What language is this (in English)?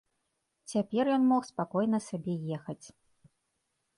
Belarusian